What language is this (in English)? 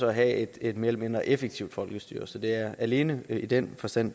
Danish